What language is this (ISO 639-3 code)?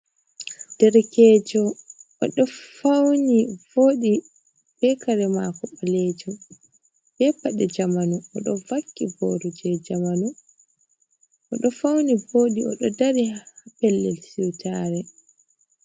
ful